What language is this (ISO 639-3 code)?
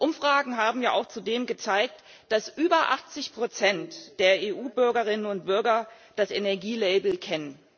deu